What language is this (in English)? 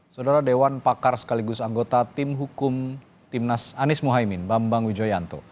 Indonesian